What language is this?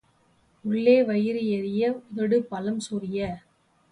Tamil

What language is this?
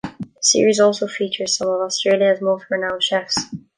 English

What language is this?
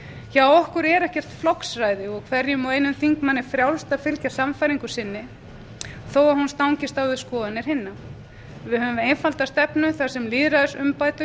Icelandic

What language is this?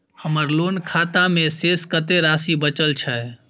Maithili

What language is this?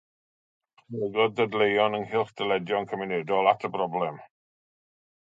Welsh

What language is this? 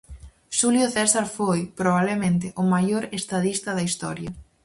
Galician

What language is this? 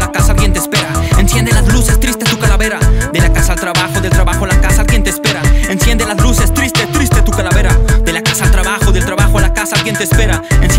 Spanish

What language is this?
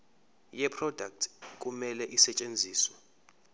Zulu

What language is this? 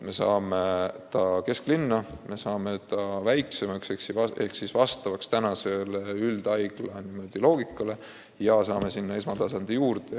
Estonian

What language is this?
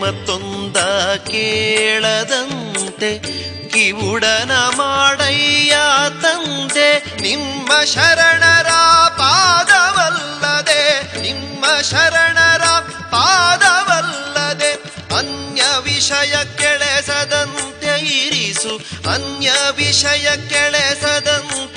Kannada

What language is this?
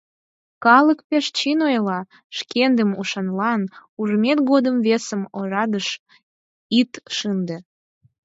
Mari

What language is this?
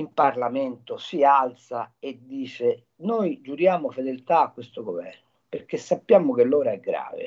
Italian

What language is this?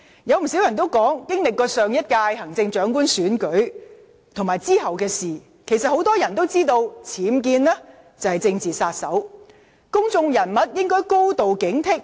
Cantonese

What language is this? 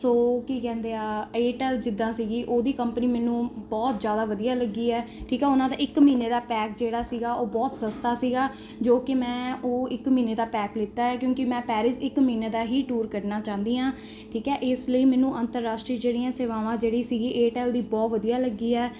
Punjabi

